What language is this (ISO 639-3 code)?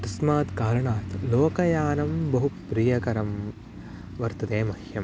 san